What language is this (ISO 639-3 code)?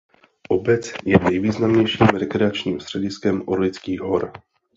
ces